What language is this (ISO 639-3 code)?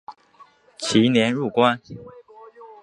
zho